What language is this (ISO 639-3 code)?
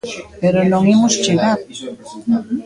glg